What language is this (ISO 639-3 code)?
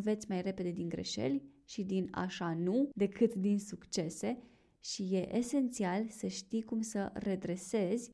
ron